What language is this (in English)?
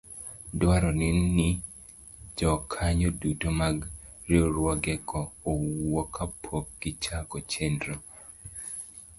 Luo (Kenya and Tanzania)